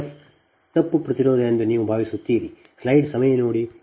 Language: Kannada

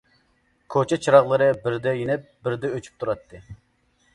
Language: Uyghur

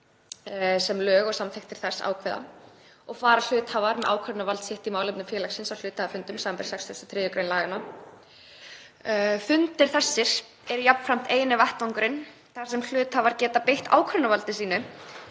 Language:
Icelandic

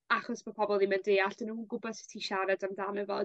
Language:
Welsh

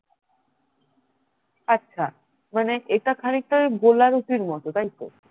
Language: Bangla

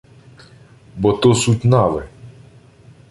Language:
Ukrainian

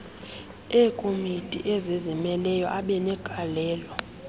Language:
Xhosa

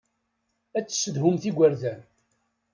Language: Kabyle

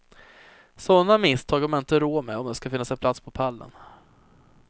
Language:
Swedish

